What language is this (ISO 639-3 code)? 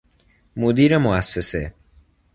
fas